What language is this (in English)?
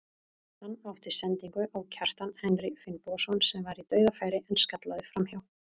Icelandic